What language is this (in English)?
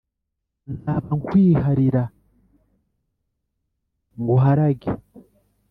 Kinyarwanda